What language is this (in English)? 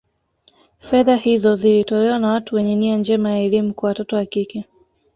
Swahili